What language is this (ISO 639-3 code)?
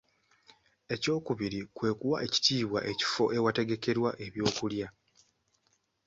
lug